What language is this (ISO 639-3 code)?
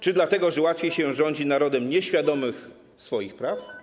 pol